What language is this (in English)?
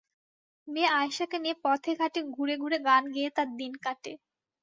Bangla